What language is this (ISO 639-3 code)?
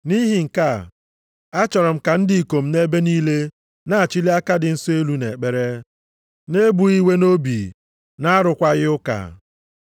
ibo